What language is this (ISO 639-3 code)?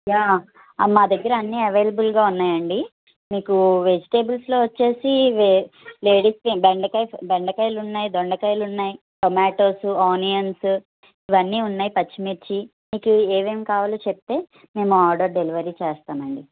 tel